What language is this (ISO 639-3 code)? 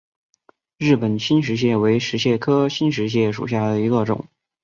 zho